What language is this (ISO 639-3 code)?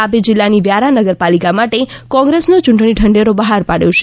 guj